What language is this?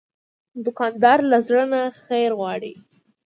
Pashto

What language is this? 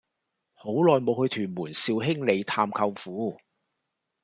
Cantonese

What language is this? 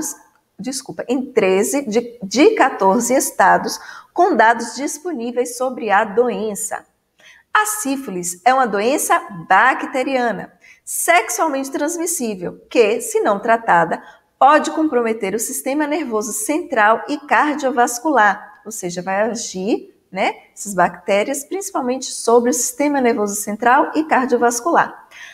Portuguese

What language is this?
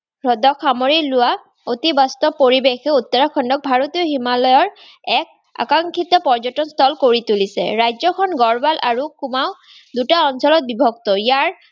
Assamese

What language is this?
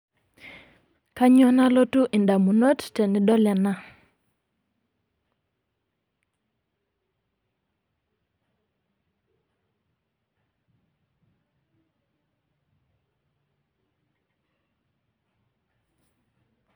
Masai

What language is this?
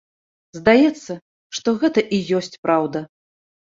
Belarusian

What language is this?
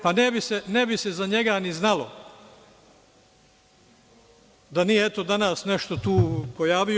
Serbian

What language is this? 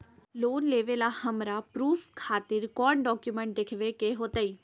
Magahi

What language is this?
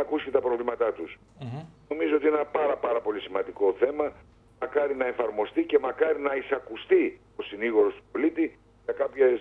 Greek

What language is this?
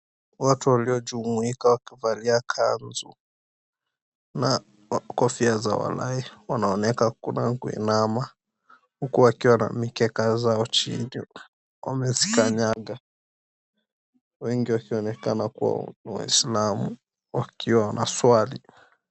Swahili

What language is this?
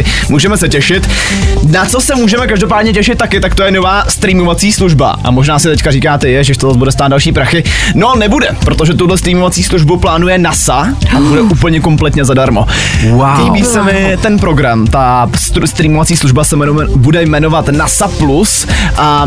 Czech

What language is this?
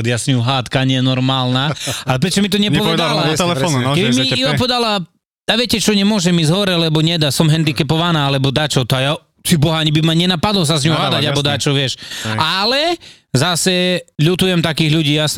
Slovak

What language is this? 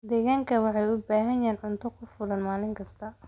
Somali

